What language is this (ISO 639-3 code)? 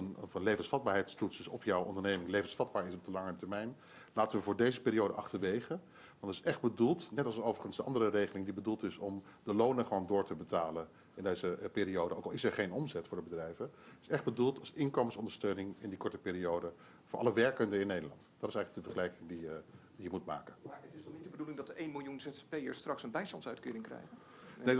nld